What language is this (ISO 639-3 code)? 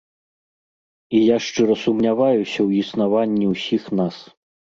bel